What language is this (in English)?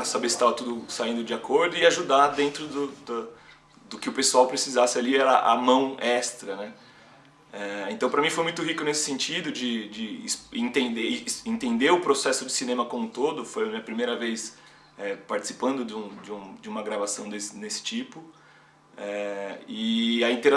Portuguese